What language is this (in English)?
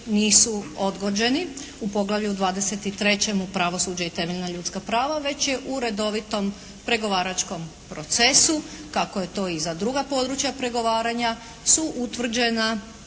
Croatian